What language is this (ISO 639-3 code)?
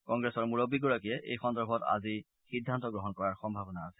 asm